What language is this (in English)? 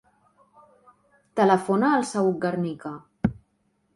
Catalan